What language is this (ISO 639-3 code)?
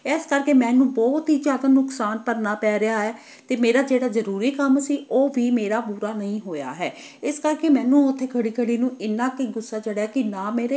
pan